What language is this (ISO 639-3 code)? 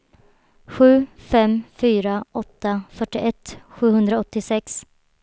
swe